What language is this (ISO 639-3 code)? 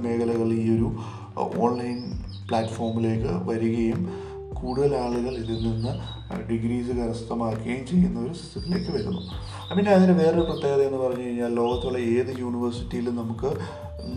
mal